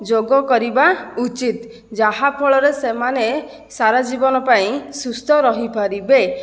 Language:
Odia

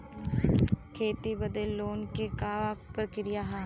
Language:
Bhojpuri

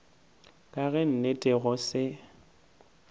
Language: Northern Sotho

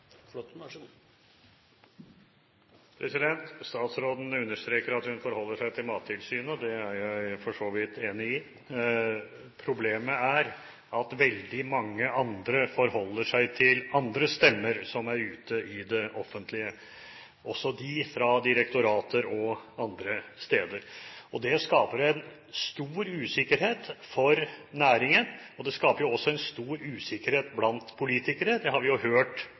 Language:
Norwegian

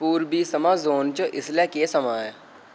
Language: Dogri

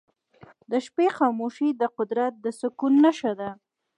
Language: Pashto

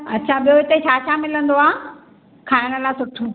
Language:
Sindhi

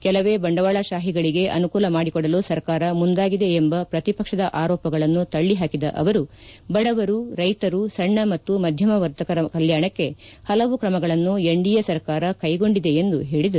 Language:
Kannada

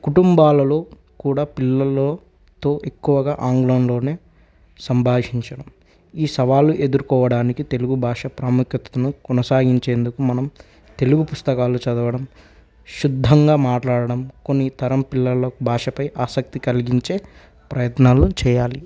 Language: Telugu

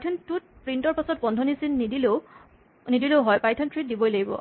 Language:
Assamese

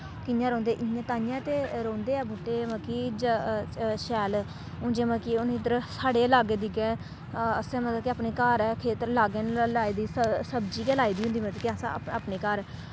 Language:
Dogri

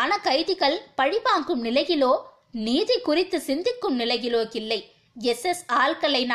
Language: Tamil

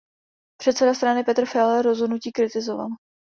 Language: Czech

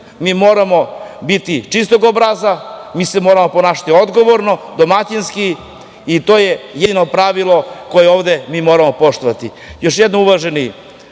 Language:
Serbian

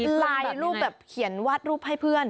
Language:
Thai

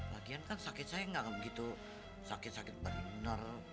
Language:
Indonesian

